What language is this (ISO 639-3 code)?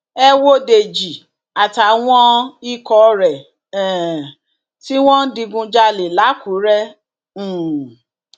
yor